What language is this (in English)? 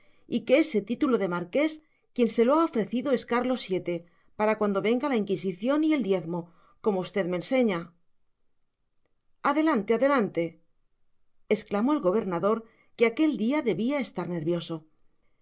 Spanish